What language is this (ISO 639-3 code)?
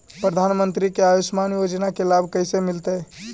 mag